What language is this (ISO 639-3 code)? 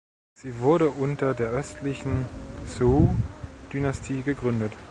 deu